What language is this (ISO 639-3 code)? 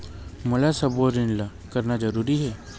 hne